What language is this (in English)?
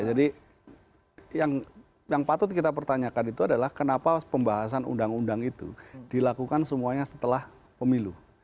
Indonesian